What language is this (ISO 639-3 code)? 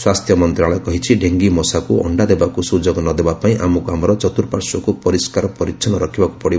ori